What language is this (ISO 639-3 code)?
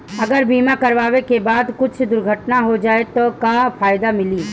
bho